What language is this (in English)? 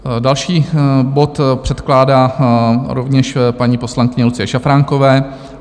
Czech